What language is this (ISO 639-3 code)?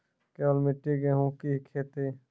mai